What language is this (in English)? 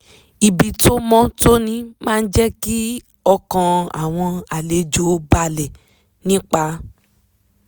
Yoruba